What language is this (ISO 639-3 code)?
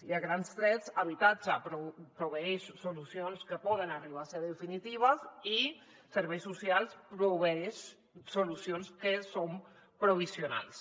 cat